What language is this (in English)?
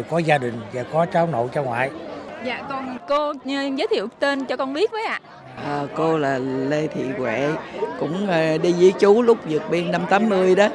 Vietnamese